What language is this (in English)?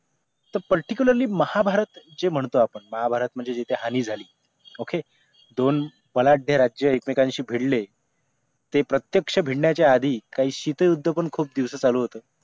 Marathi